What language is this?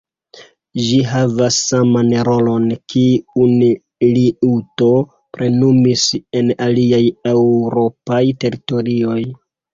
Esperanto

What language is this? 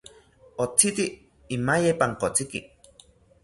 South Ucayali Ashéninka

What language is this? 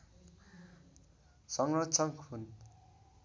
Nepali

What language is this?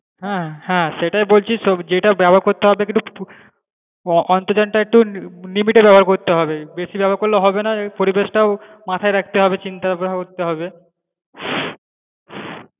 Bangla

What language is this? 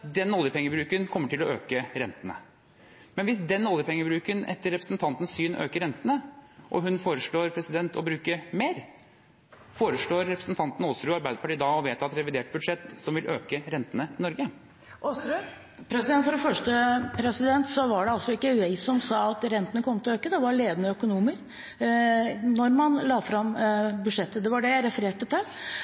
Norwegian Bokmål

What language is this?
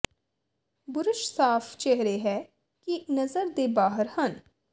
Punjabi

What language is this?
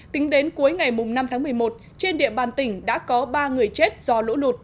Vietnamese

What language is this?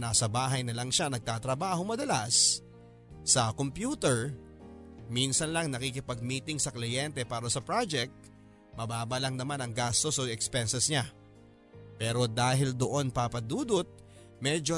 Filipino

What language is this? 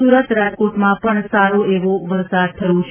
Gujarati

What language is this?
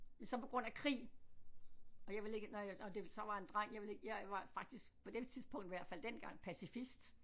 Danish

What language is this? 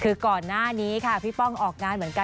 Thai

